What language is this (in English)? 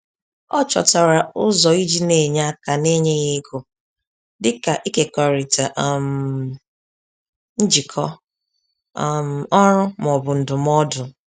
Igbo